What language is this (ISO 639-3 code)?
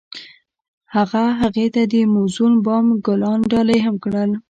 pus